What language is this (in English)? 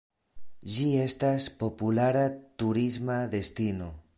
Esperanto